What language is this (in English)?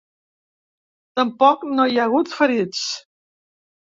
Catalan